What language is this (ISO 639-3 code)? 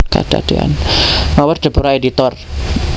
jav